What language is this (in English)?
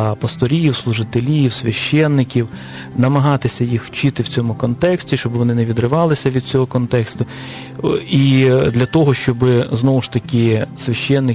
Ukrainian